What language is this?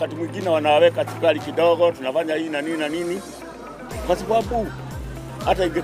Swahili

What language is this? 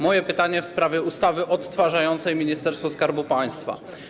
Polish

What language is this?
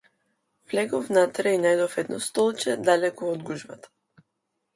Macedonian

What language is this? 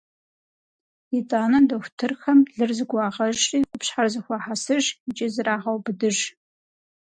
Kabardian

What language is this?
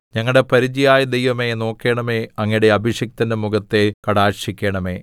Malayalam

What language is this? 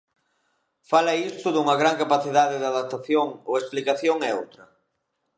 Galician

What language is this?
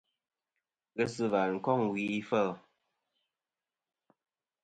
Kom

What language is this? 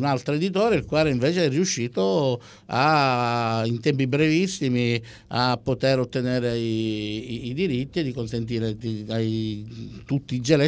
Italian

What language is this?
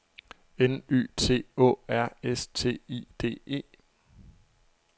Danish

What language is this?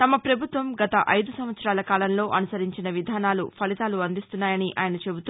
Telugu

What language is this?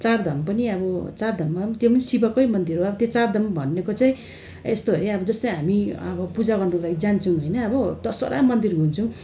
Nepali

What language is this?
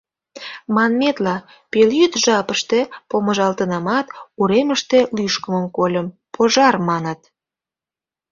Mari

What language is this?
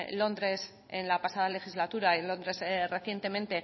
Spanish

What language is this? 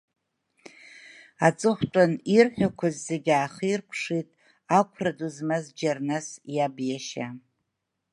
Abkhazian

